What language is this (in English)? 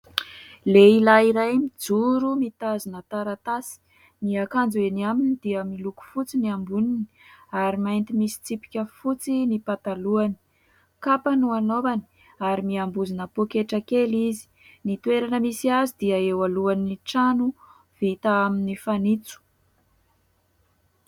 Malagasy